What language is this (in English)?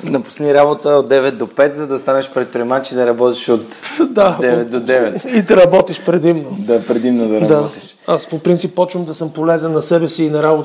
Bulgarian